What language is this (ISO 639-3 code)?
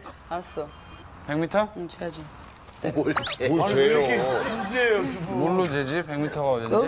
kor